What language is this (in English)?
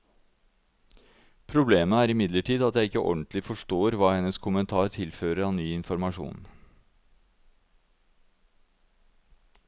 Norwegian